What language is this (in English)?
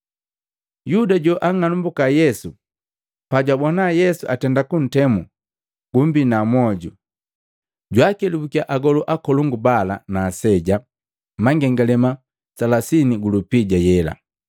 Matengo